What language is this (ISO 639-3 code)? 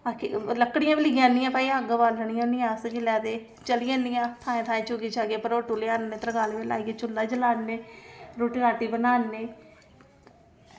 doi